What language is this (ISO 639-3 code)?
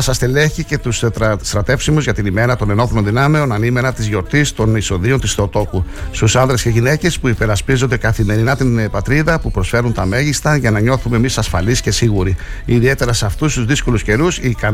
ell